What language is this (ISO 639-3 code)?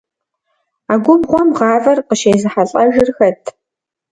kbd